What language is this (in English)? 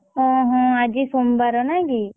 Odia